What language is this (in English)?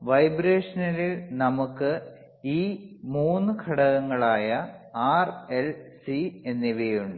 Malayalam